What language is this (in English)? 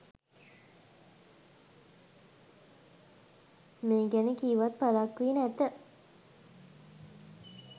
Sinhala